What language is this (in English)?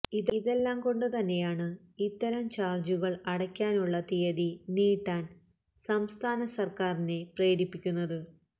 Malayalam